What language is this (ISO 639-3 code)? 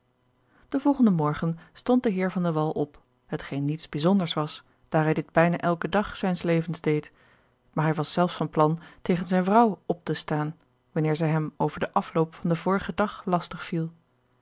nld